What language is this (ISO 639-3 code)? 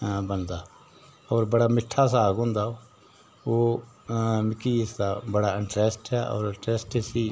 doi